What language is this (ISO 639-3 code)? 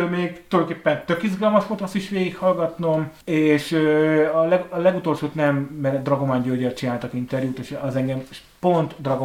hun